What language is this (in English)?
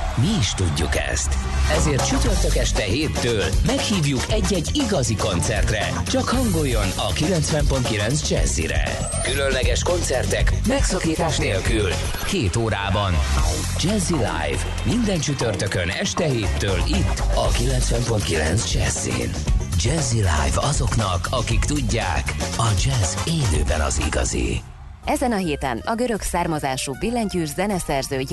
Hungarian